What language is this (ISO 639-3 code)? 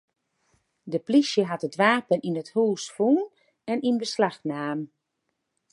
fry